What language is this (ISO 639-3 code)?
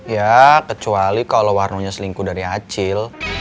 ind